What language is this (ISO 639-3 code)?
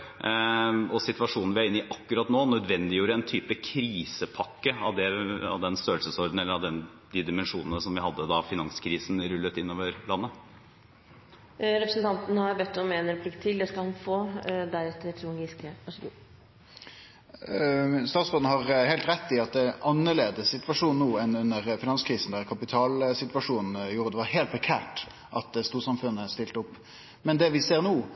nor